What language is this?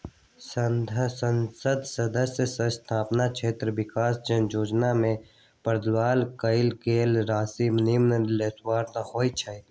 Magahi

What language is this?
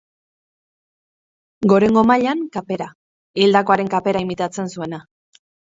Basque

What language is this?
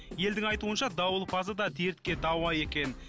Kazakh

